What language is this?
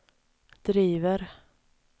Swedish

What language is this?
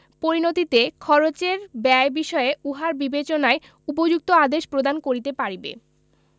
Bangla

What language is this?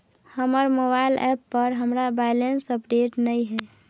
Maithili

